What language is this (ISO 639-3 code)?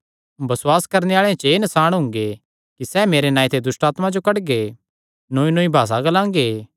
xnr